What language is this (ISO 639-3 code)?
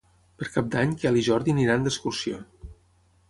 cat